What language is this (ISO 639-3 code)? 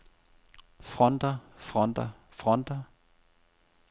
dan